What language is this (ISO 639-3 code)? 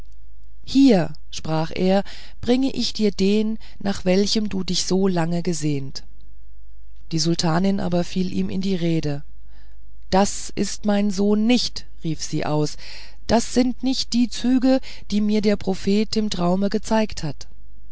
deu